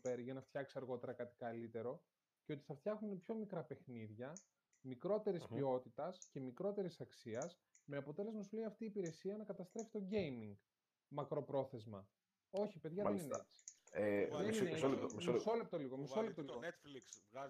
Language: Greek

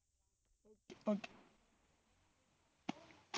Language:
Tamil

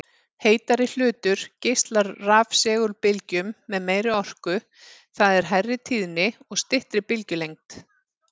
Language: Icelandic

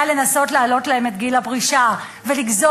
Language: Hebrew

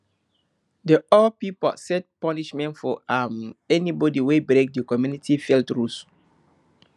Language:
Nigerian Pidgin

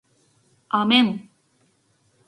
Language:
Korean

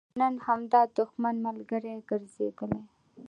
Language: Pashto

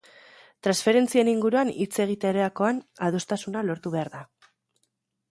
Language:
Basque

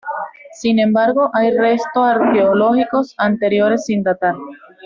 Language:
Spanish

